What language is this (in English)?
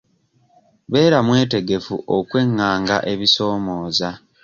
Ganda